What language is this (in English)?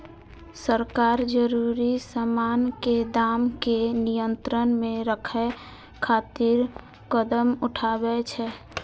Maithili